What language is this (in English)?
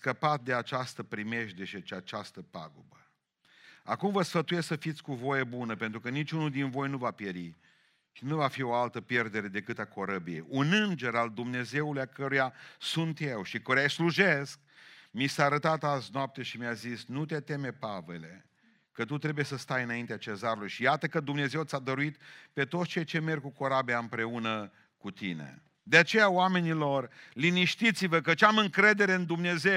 Romanian